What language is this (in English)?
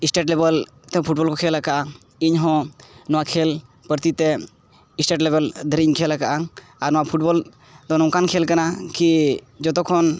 Santali